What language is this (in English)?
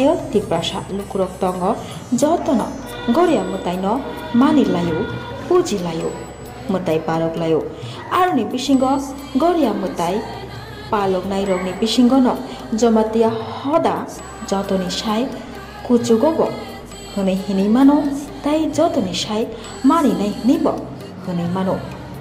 Bangla